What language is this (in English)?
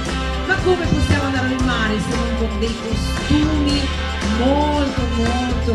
Italian